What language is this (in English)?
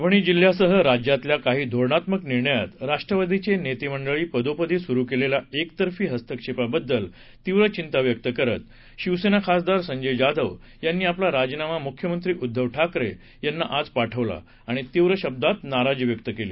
Marathi